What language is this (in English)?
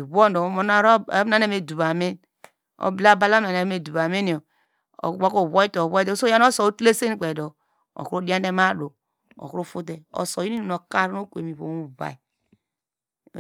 Degema